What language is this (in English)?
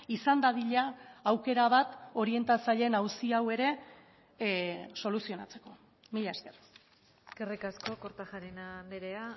Basque